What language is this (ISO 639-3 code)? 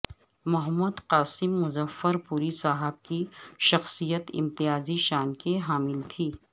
urd